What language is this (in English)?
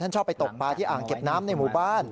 Thai